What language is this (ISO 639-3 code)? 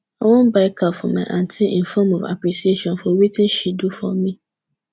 pcm